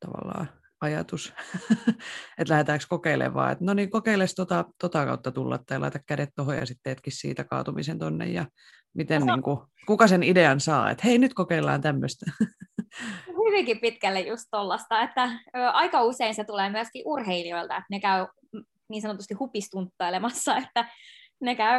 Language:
Finnish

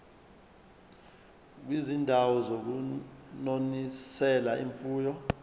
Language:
Zulu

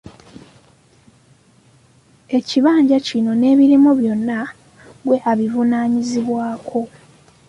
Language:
Ganda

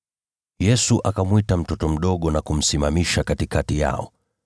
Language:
Swahili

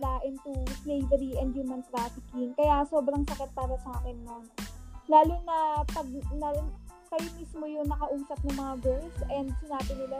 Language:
Filipino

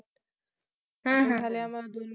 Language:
Marathi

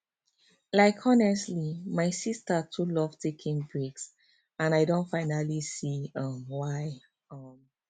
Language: Nigerian Pidgin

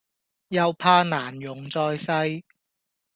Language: Cantonese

